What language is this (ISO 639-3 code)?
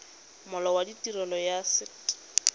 tsn